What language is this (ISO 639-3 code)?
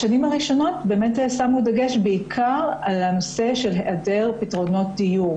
heb